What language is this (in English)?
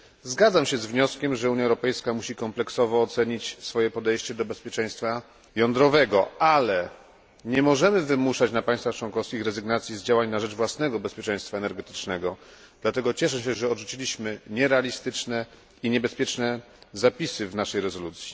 Polish